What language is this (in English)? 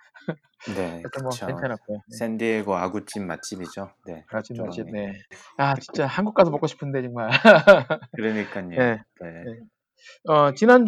Korean